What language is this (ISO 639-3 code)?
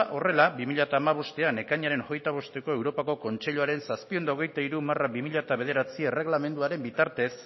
eus